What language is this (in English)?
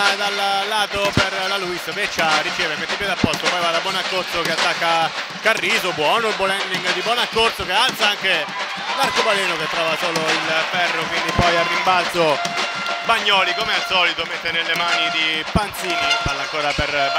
Italian